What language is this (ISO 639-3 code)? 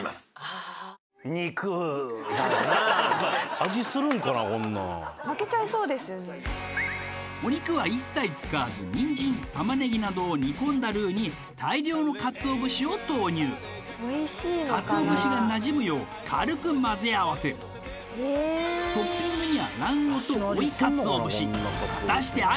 jpn